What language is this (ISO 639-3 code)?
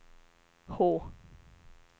swe